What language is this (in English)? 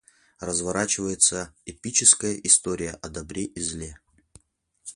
Russian